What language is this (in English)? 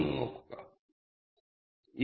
Malayalam